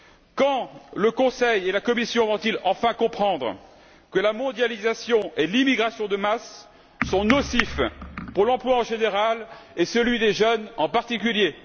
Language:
French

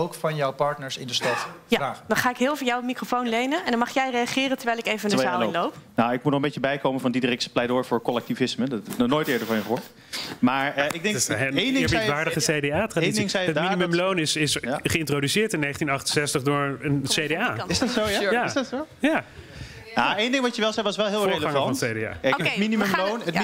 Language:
Dutch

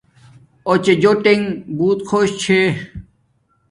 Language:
Domaaki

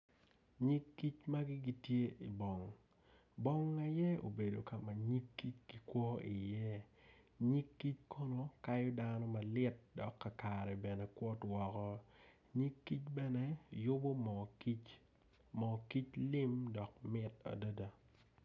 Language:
Acoli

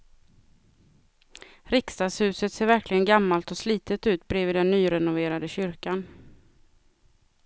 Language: Swedish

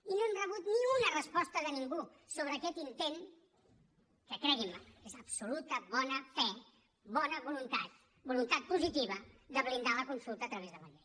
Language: Catalan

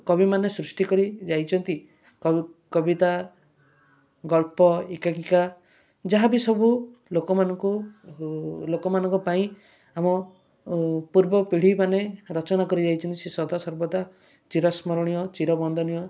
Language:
Odia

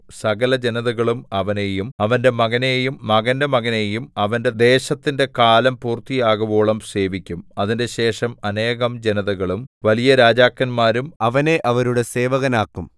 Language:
Malayalam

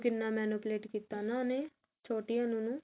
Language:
Punjabi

